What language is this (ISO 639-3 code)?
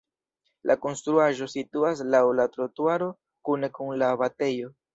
epo